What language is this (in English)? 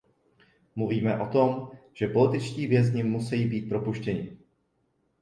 Czech